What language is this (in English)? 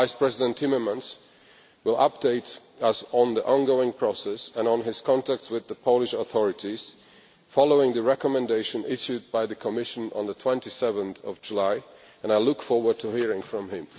English